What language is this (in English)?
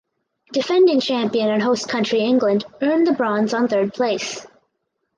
English